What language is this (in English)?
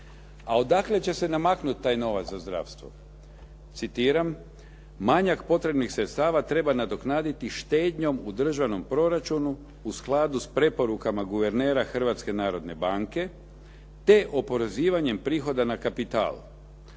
Croatian